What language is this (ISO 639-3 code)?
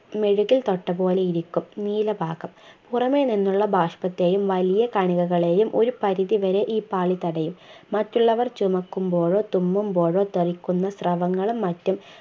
mal